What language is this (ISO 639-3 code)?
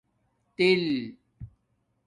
dmk